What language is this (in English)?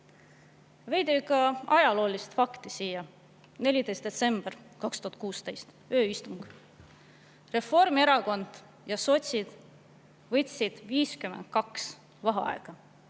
Estonian